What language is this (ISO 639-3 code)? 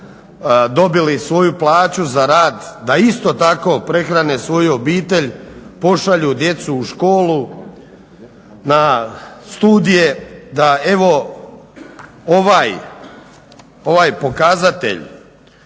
hrv